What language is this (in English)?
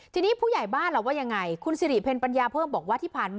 Thai